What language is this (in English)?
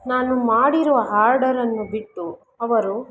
Kannada